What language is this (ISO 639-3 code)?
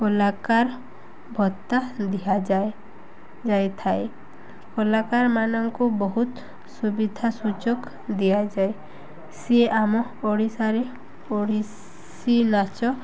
ori